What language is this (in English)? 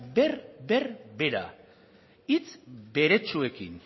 Basque